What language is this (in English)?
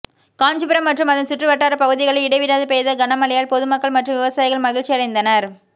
Tamil